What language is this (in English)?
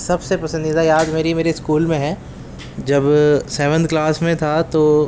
Urdu